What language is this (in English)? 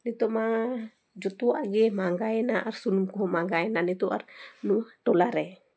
Santali